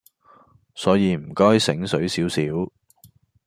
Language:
Cantonese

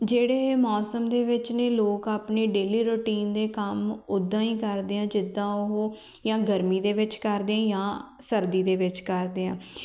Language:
Punjabi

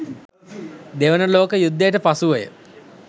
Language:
Sinhala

